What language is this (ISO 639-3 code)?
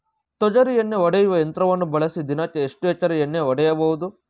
kan